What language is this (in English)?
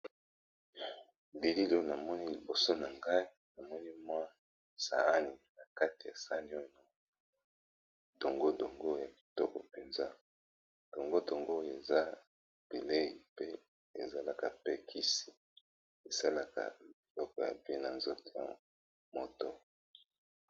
Lingala